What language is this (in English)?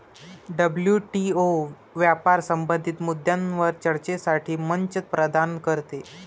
Marathi